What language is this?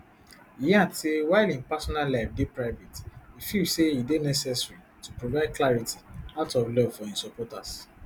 Nigerian Pidgin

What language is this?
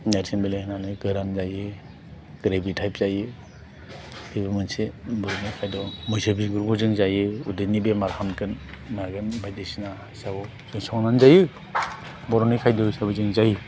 Bodo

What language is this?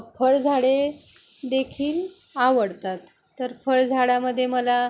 Marathi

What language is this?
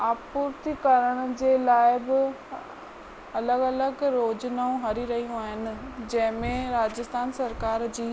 Sindhi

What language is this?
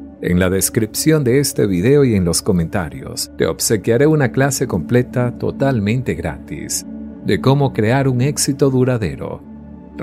Spanish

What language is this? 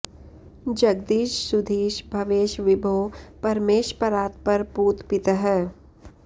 Sanskrit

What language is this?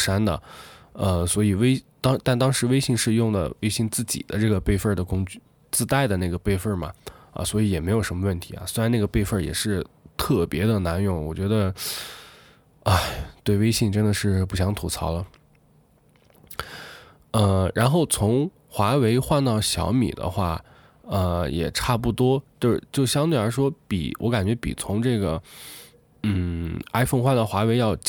Chinese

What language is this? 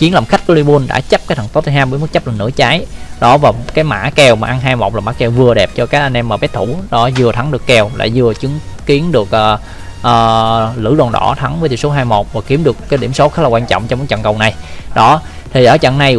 Vietnamese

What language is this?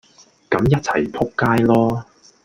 Cantonese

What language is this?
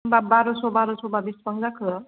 Bodo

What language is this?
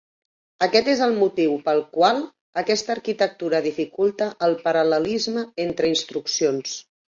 Catalan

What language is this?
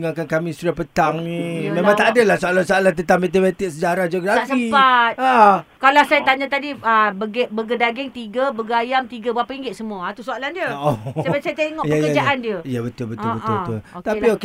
Malay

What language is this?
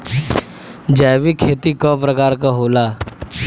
Bhojpuri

